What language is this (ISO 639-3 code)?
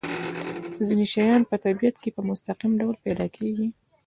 pus